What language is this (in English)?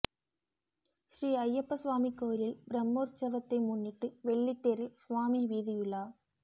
Tamil